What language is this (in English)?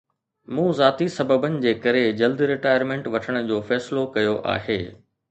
Sindhi